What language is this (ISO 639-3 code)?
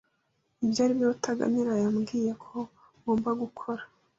kin